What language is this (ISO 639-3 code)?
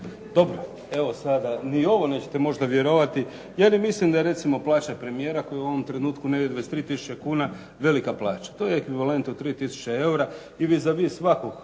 hrv